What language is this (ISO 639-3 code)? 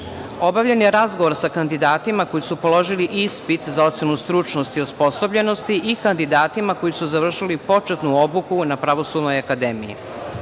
srp